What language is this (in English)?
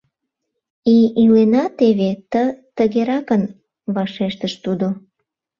Mari